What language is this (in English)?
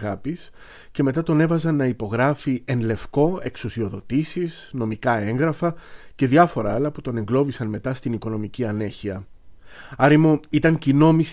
Greek